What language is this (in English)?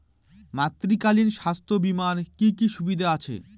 Bangla